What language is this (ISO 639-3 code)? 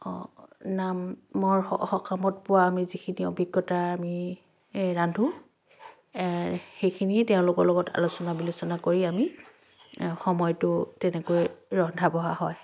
asm